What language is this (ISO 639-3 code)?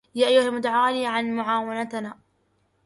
ara